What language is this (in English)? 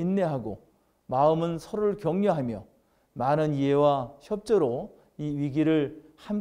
Korean